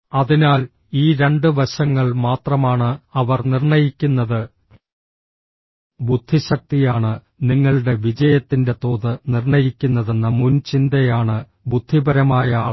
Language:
Malayalam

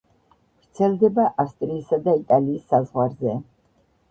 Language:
Georgian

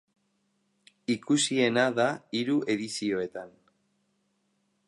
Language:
Basque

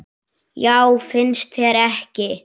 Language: Icelandic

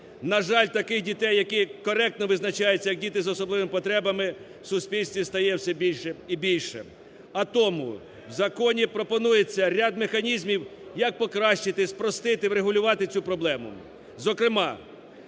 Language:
Ukrainian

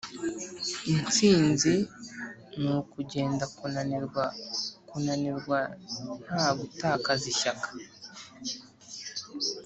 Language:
Kinyarwanda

